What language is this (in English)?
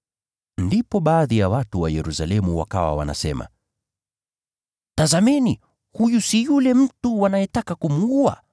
Swahili